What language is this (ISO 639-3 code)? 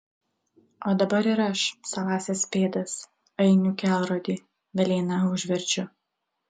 lit